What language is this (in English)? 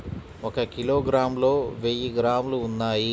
Telugu